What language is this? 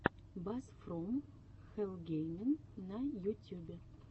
Russian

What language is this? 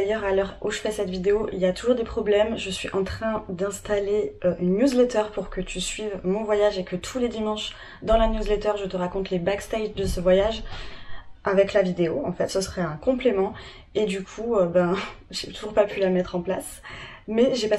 French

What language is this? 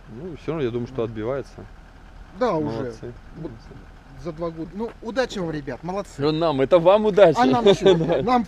Russian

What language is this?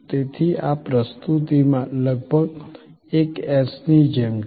Gujarati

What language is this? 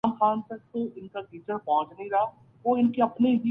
Urdu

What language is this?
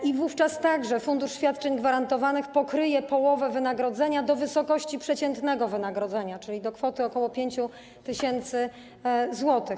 Polish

